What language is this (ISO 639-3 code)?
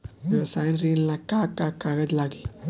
bho